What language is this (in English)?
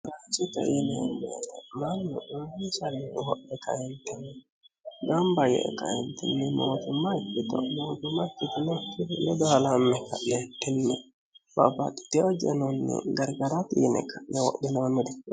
Sidamo